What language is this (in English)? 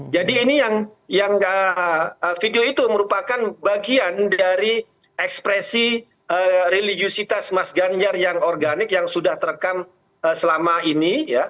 Indonesian